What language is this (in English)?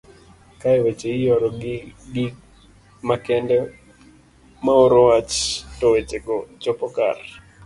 Luo (Kenya and Tanzania)